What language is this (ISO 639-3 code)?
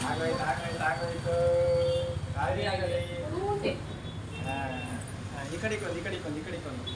jpn